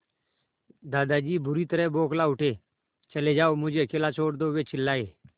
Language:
Hindi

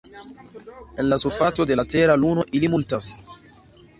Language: Esperanto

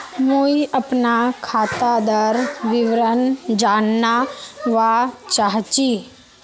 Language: Magahi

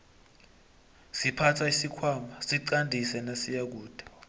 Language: South Ndebele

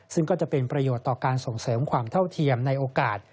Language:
Thai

